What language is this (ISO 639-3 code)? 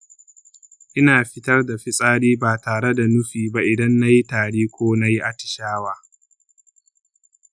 hau